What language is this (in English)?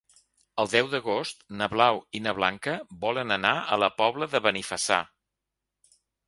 Catalan